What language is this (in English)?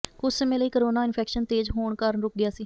Punjabi